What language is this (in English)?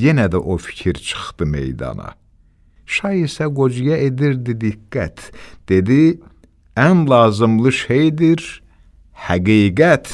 Turkish